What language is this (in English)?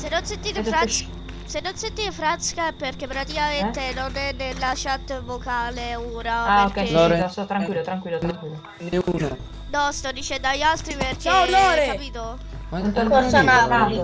Italian